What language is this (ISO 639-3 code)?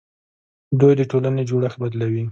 pus